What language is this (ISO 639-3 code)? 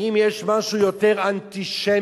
heb